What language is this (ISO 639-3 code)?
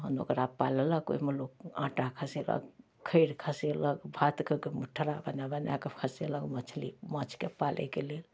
mai